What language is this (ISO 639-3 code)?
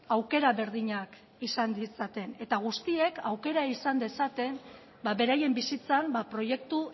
eus